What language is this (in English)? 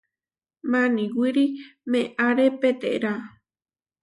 Huarijio